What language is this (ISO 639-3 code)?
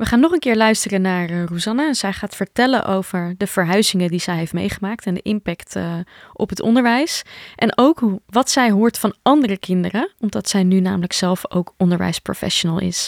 nld